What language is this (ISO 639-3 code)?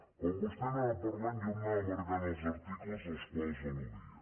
cat